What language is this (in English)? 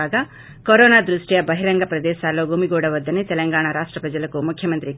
Telugu